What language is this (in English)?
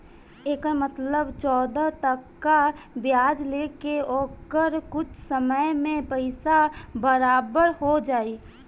Bhojpuri